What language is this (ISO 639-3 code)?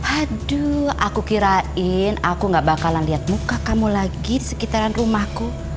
ind